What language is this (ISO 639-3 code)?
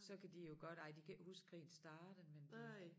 dan